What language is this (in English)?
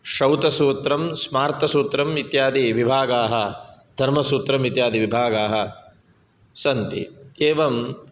Sanskrit